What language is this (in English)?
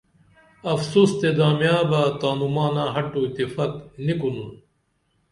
Dameli